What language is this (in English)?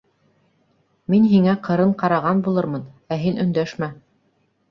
Bashkir